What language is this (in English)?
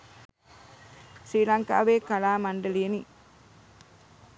Sinhala